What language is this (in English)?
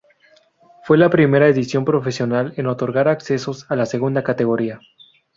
Spanish